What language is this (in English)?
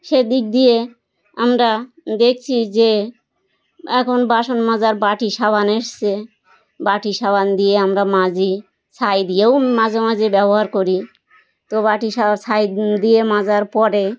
Bangla